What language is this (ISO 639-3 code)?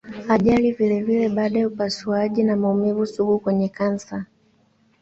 swa